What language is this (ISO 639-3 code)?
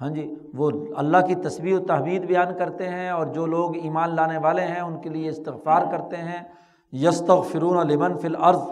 urd